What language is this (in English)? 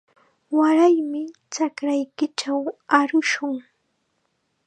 Chiquián Ancash Quechua